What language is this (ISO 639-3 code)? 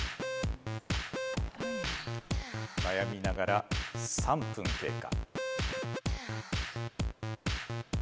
jpn